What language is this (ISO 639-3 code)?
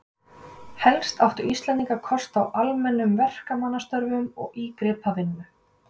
isl